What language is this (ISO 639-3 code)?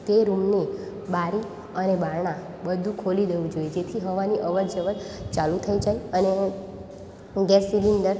guj